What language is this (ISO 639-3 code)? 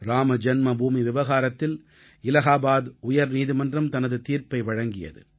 tam